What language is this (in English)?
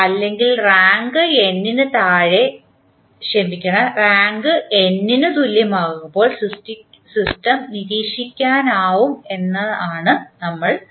Malayalam